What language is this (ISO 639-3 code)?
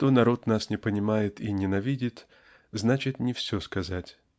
rus